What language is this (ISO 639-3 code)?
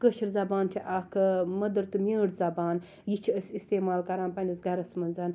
kas